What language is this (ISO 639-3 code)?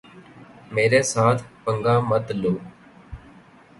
urd